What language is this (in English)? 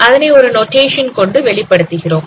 Tamil